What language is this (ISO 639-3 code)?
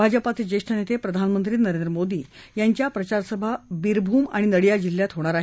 mar